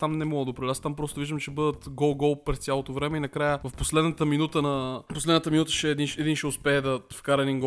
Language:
Bulgarian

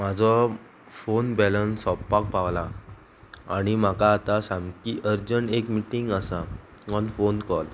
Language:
Konkani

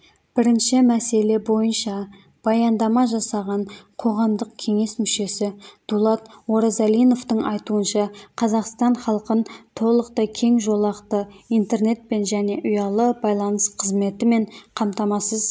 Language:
Kazakh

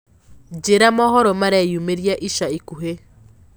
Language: Kikuyu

